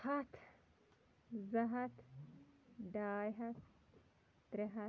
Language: Kashmiri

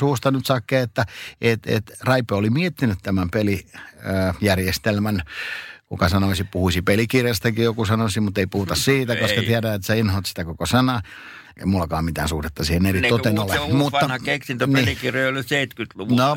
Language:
Finnish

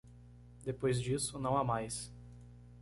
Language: Portuguese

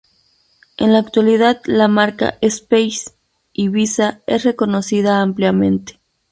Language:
Spanish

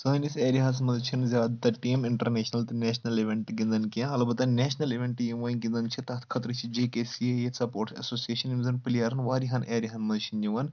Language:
Kashmiri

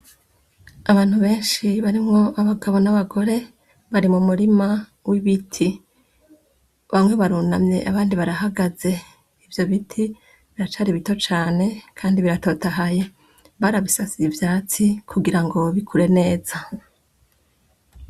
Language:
Rundi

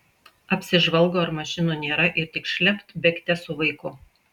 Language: Lithuanian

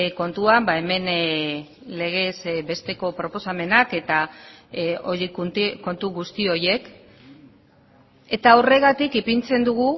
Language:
Basque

